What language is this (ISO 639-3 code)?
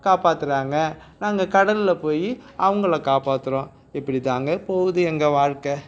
tam